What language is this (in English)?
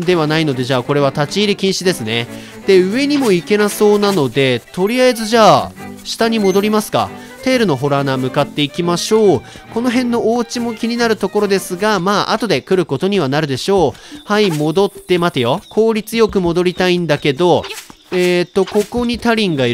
Japanese